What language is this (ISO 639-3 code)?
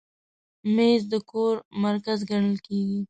pus